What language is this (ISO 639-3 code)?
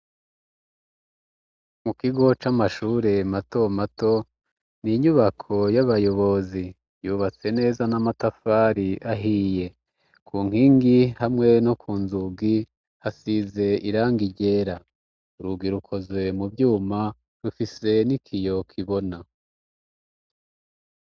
run